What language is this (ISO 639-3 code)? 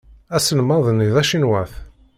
kab